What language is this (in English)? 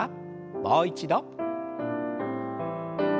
Japanese